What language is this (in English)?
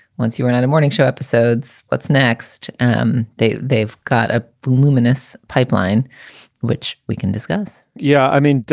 English